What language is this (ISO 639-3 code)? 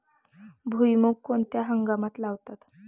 mar